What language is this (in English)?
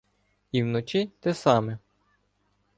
Ukrainian